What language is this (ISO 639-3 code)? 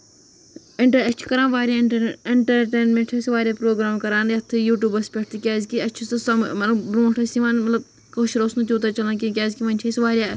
kas